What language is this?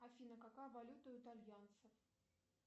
Russian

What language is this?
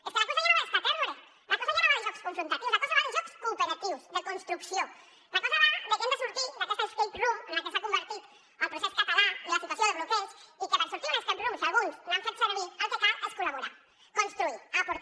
Catalan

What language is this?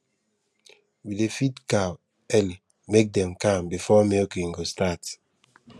Nigerian Pidgin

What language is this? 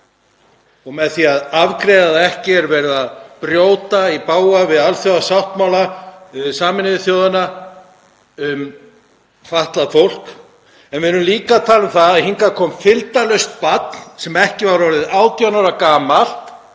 Icelandic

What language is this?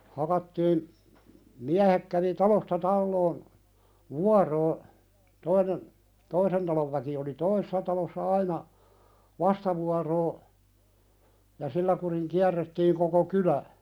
Finnish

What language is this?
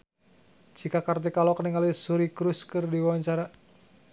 Sundanese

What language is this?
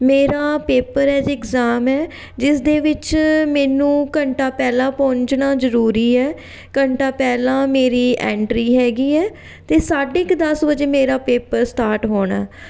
Punjabi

